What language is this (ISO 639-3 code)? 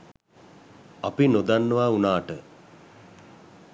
sin